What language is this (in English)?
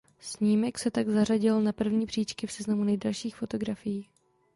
Czech